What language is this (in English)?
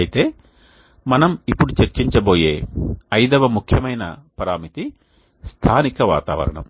Telugu